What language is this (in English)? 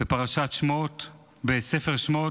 Hebrew